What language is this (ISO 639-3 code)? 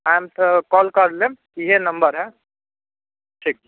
mai